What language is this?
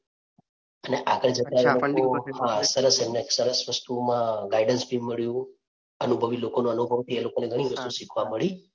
Gujarati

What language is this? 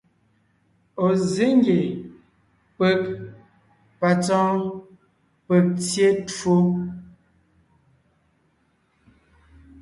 Ngiemboon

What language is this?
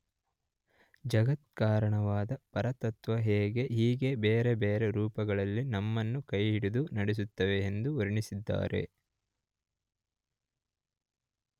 Kannada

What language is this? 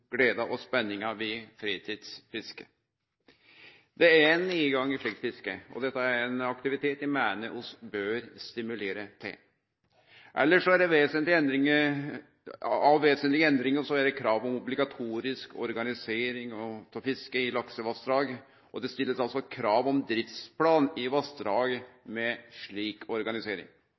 Norwegian Nynorsk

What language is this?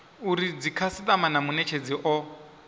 Venda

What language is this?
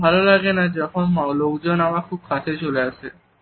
Bangla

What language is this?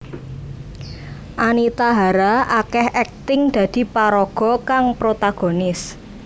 Javanese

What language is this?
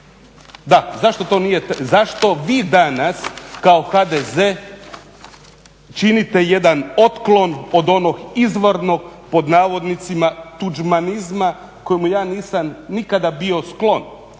Croatian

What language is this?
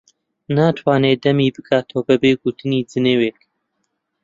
Central Kurdish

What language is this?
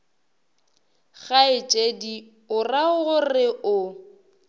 Northern Sotho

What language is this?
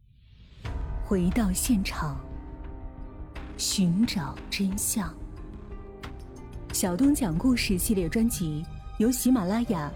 Chinese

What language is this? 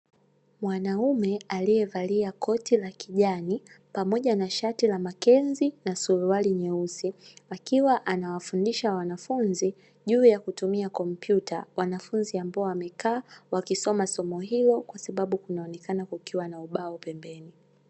Swahili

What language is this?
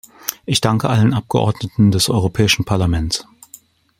German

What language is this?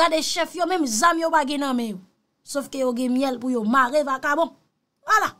French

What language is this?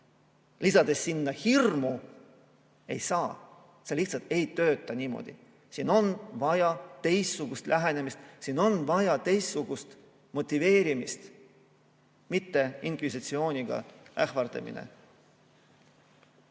Estonian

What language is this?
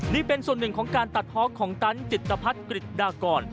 Thai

